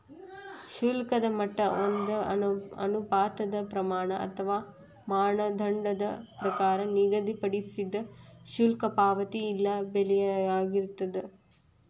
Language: Kannada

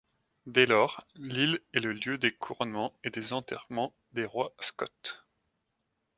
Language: French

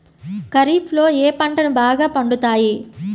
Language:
Telugu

